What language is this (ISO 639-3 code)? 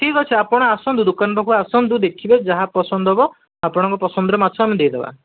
ori